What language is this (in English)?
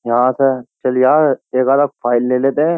Hindi